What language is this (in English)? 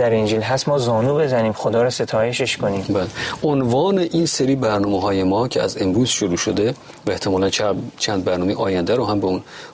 Persian